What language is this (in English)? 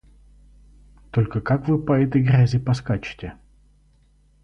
Russian